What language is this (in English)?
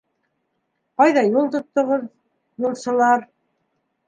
Bashkir